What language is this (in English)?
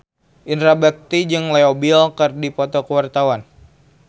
Sundanese